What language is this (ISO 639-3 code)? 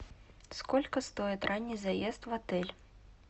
rus